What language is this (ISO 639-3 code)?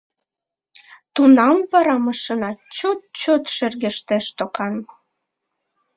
chm